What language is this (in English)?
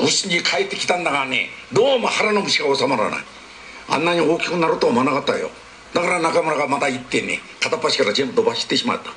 Japanese